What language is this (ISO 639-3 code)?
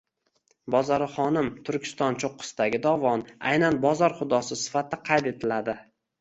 uzb